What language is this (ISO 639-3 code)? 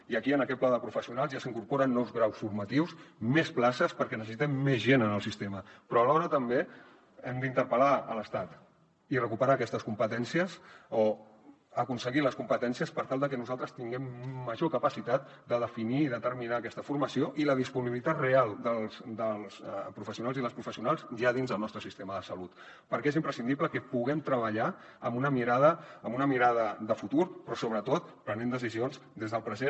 cat